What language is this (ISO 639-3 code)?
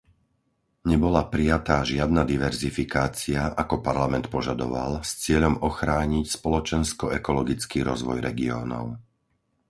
slk